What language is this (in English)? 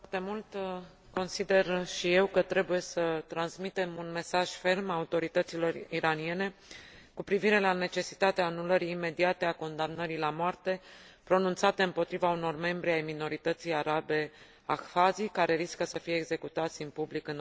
Romanian